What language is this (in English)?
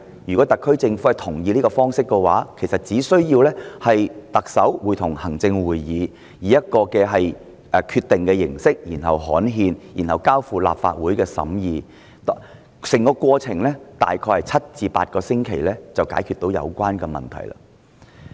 Cantonese